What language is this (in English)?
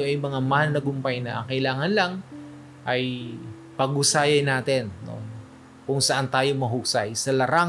Filipino